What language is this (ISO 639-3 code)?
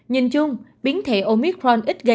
vie